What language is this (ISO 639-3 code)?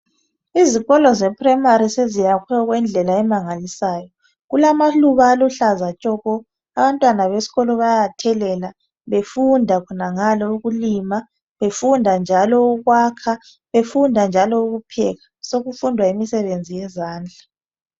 nde